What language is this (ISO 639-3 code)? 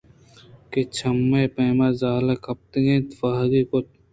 bgp